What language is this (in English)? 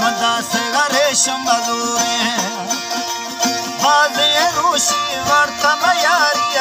Romanian